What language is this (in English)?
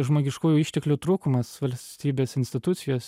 Lithuanian